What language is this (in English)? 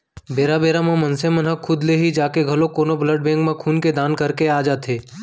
Chhattisgarhi